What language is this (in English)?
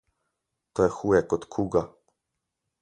Slovenian